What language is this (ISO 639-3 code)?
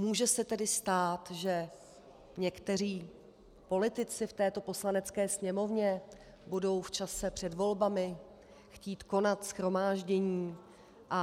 ces